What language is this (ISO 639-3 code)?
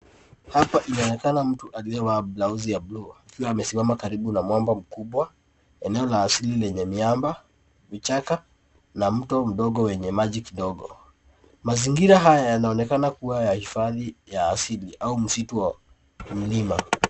swa